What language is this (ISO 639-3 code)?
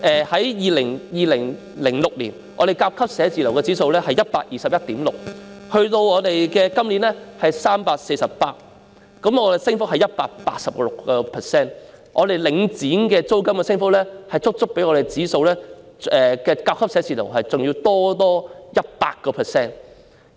yue